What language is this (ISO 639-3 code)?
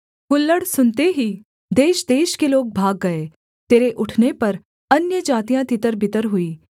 hin